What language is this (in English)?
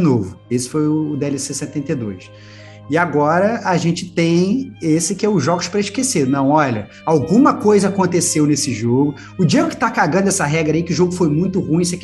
Portuguese